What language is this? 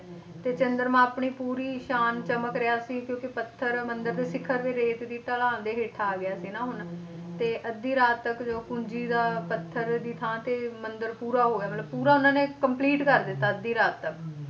Punjabi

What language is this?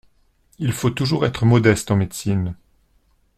French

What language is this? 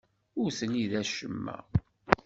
Kabyle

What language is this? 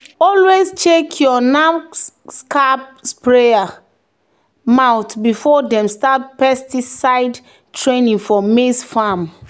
Nigerian Pidgin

